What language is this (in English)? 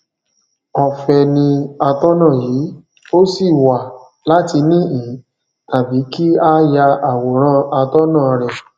Yoruba